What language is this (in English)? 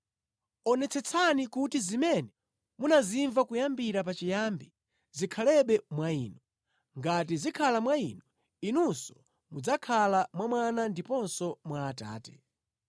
Nyanja